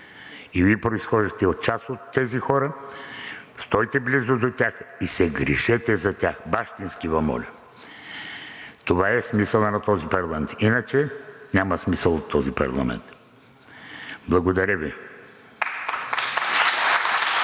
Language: Bulgarian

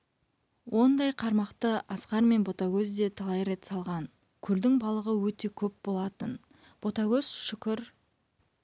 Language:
Kazakh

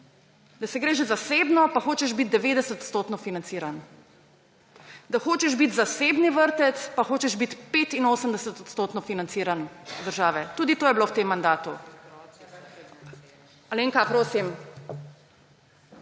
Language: Slovenian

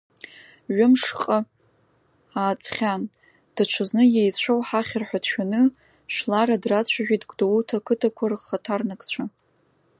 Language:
Abkhazian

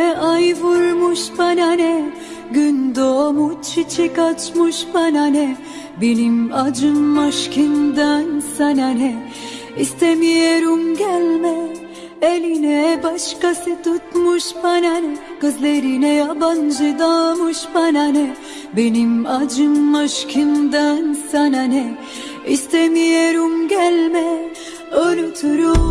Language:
Turkish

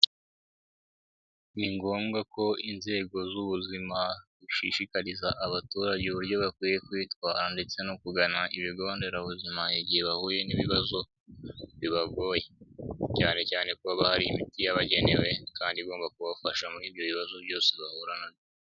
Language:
Kinyarwanda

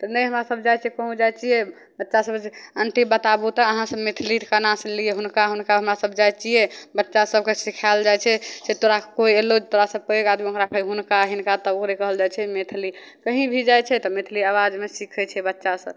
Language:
Maithili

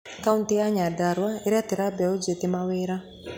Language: Kikuyu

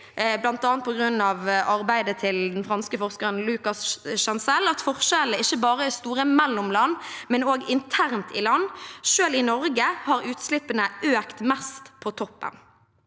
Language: Norwegian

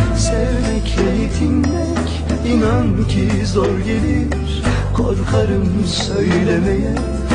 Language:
Turkish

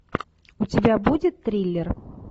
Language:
Russian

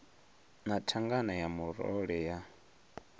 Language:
Venda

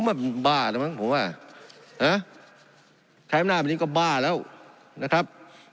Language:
Thai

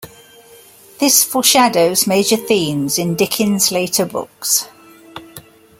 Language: English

